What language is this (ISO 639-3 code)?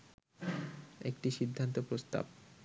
ben